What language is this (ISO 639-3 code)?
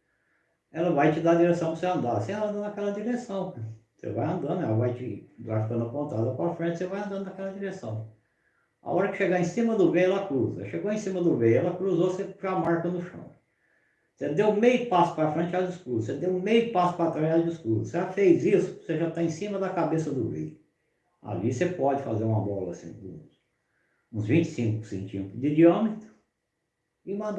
por